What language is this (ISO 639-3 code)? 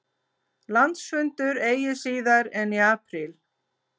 isl